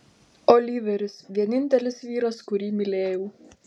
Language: Lithuanian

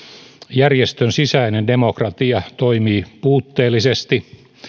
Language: Finnish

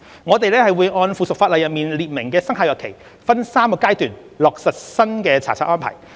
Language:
Cantonese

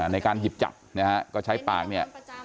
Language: Thai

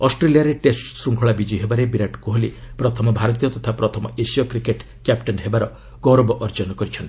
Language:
Odia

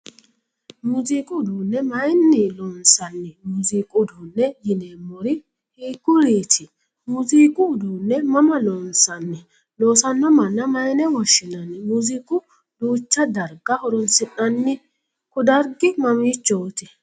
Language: Sidamo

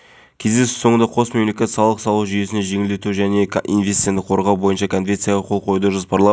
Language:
Kazakh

